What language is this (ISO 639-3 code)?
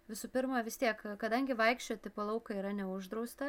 lit